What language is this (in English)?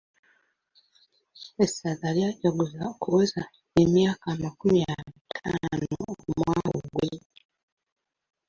Ganda